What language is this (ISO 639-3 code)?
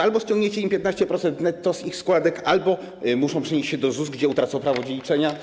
pol